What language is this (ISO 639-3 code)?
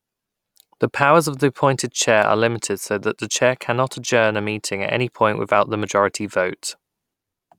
eng